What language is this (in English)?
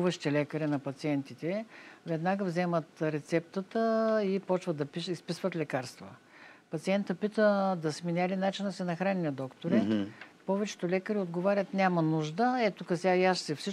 Bulgarian